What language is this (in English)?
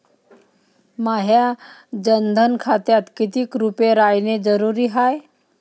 Marathi